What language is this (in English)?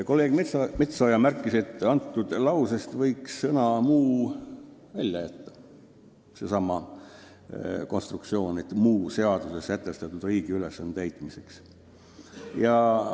Estonian